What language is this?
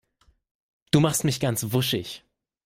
German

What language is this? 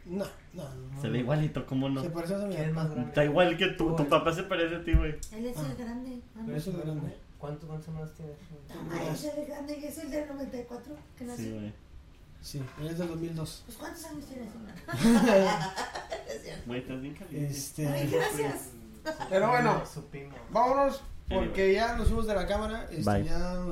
Spanish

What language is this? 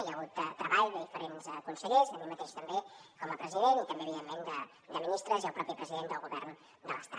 Catalan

